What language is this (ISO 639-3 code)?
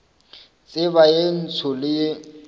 nso